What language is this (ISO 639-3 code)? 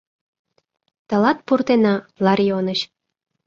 chm